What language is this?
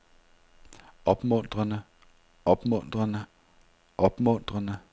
Danish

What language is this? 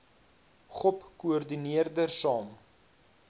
Afrikaans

